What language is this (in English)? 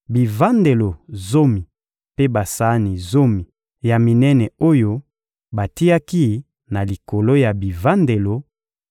Lingala